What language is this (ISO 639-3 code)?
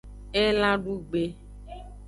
ajg